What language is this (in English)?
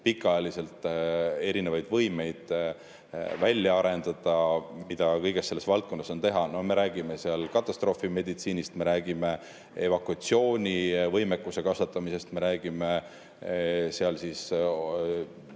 Estonian